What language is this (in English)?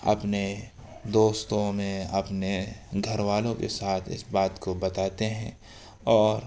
Urdu